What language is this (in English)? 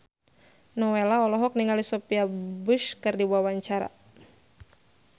Sundanese